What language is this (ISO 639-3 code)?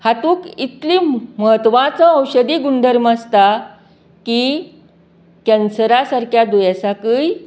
kok